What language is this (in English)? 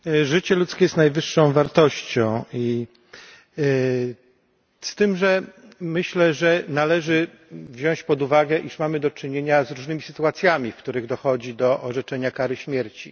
Polish